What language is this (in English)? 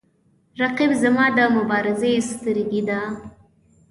Pashto